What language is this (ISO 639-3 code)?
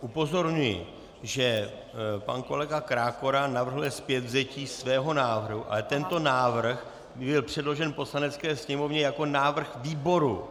ces